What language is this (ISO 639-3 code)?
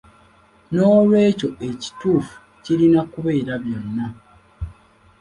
lug